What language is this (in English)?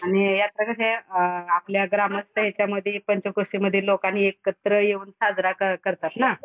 Marathi